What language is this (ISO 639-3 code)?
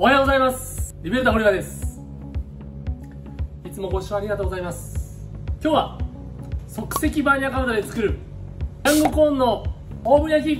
jpn